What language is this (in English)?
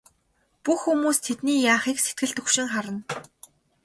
Mongolian